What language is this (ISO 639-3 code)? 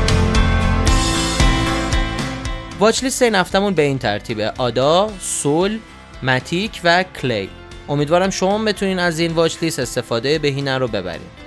fas